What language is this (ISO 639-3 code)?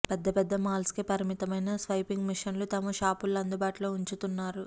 tel